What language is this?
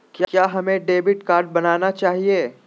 Magahi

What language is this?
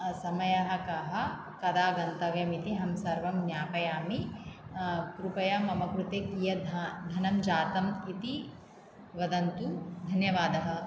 Sanskrit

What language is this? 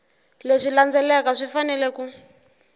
Tsonga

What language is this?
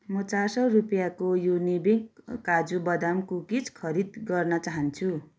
Nepali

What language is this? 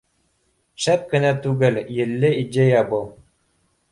Bashkir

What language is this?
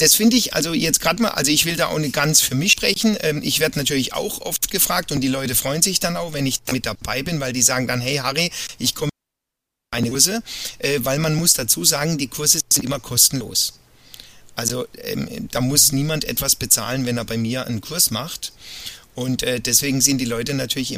German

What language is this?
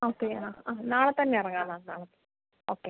Malayalam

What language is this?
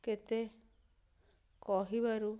Odia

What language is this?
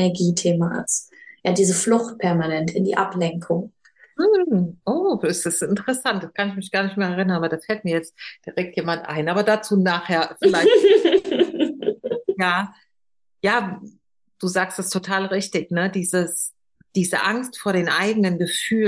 German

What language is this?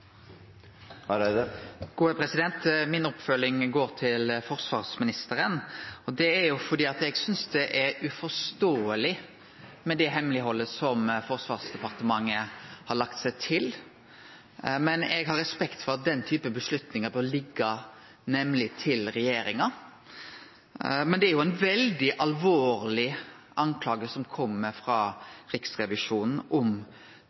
Norwegian Nynorsk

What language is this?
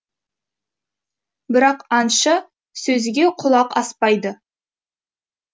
Kazakh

